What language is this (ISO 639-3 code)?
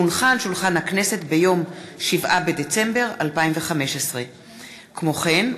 heb